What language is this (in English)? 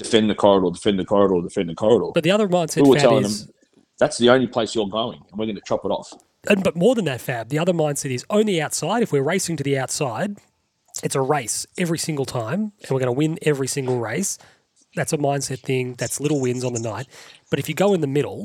English